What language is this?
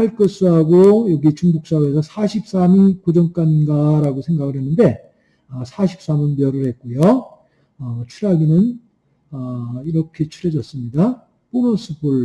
Korean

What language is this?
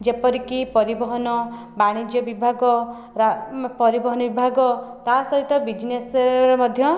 Odia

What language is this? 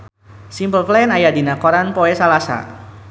Sundanese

